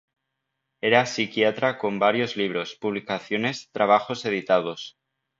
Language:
Spanish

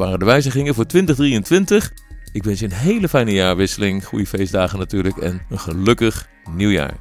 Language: Dutch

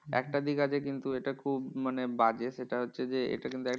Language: Bangla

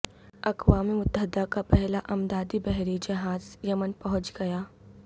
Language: Urdu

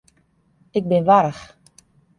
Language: Western Frisian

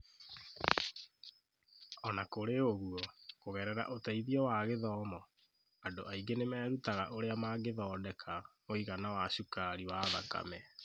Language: Kikuyu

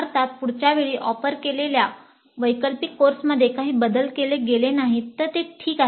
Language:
Marathi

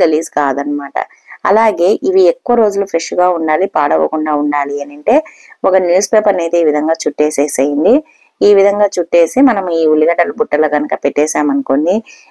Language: Telugu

